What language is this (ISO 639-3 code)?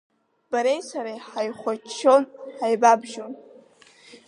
abk